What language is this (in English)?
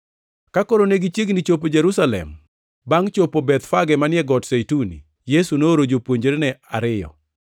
Luo (Kenya and Tanzania)